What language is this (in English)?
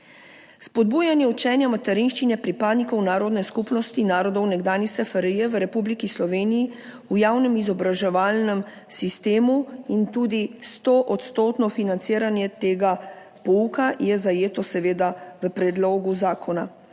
Slovenian